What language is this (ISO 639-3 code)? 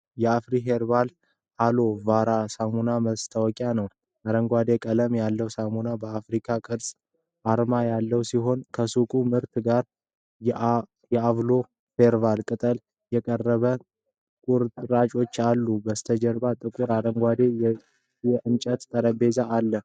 amh